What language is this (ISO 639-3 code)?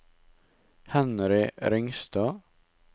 nor